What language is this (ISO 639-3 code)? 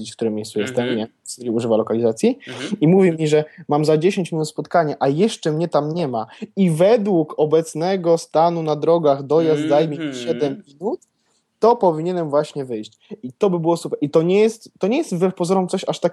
pol